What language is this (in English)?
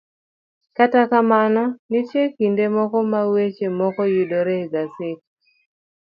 Luo (Kenya and Tanzania)